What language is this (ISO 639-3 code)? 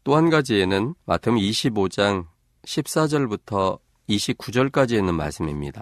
kor